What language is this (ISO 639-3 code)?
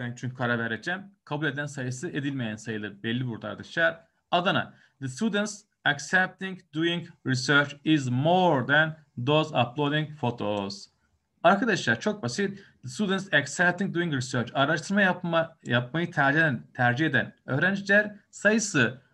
tur